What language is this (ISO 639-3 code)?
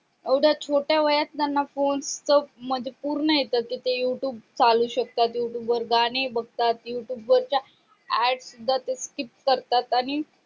mar